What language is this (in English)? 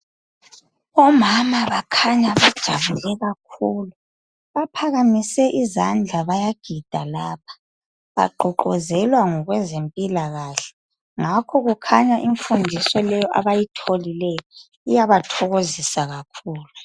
North Ndebele